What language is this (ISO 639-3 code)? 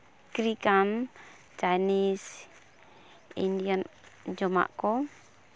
sat